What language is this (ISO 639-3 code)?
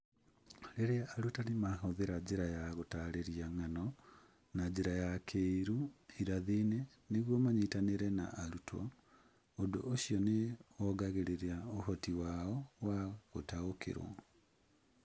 kik